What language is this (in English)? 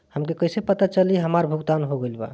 Bhojpuri